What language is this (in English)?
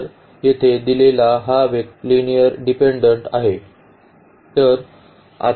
Marathi